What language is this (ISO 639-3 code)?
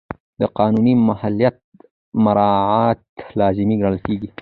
pus